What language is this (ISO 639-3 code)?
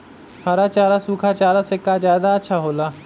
mag